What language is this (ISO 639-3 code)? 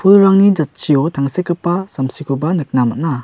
grt